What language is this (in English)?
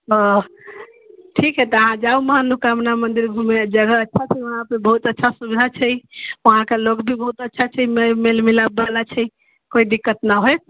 Maithili